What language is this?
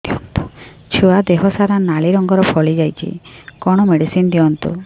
Odia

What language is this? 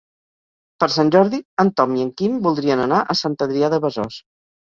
Catalan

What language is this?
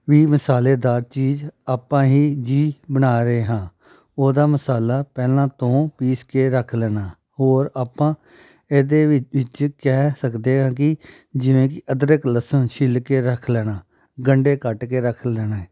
Punjabi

